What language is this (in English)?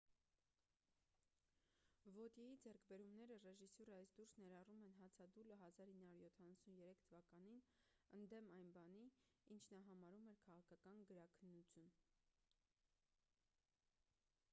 Armenian